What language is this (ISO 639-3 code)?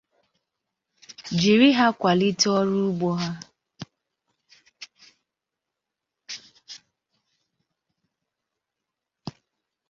ibo